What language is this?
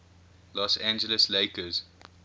English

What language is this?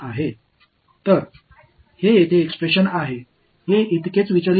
Tamil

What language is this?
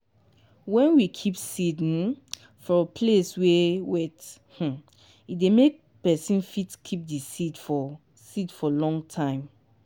Nigerian Pidgin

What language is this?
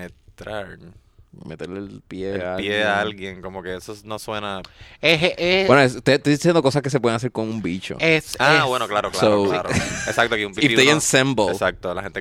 Spanish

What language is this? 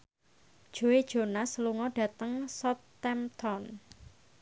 Javanese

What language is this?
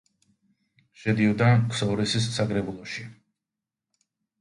Georgian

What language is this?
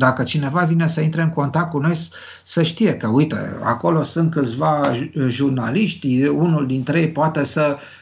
Romanian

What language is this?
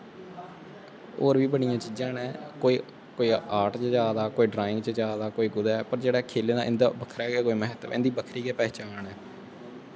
Dogri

